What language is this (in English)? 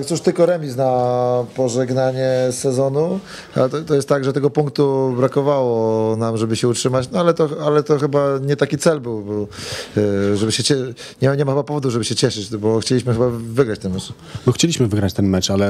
Polish